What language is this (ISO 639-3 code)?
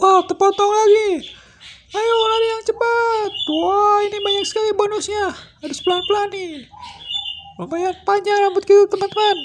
ind